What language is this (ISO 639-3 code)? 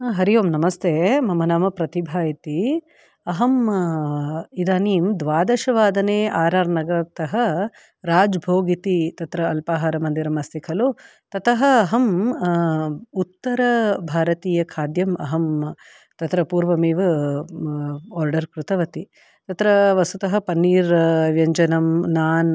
san